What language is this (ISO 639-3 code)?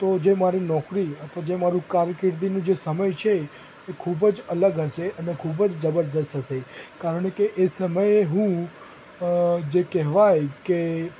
guj